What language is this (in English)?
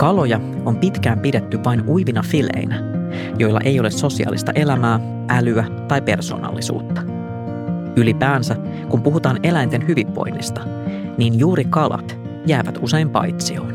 Finnish